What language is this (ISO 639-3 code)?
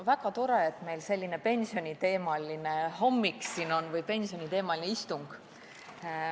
est